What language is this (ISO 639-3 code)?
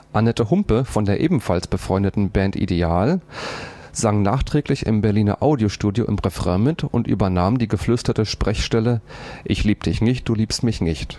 deu